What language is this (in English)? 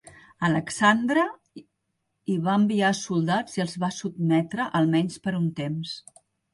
Catalan